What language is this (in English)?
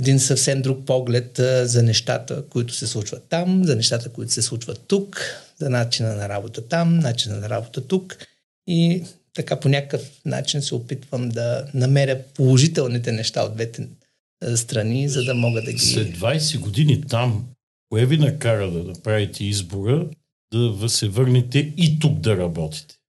Bulgarian